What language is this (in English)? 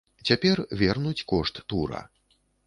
Belarusian